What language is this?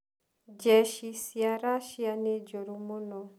Kikuyu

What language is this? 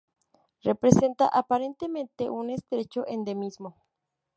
Spanish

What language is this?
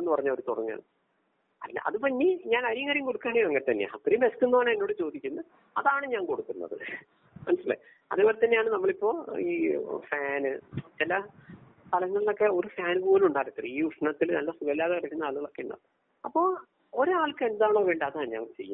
Malayalam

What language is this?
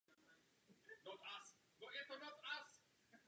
Czech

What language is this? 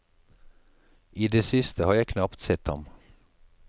Norwegian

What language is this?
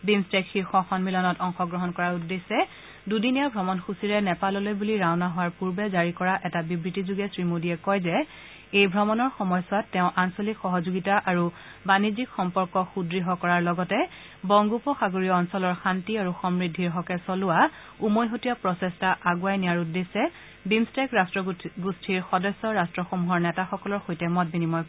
Assamese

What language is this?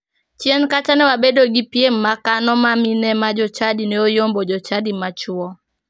Luo (Kenya and Tanzania)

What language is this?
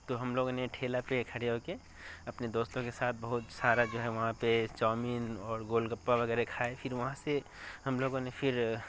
Urdu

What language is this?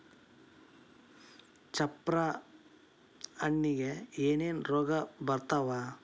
Kannada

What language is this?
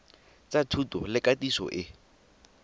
Tswana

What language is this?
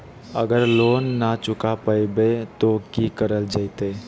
Magahi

